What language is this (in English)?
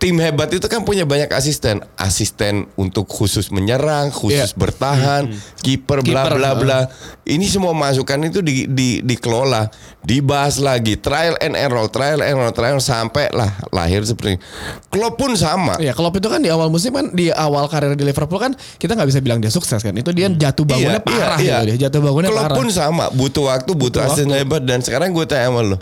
Indonesian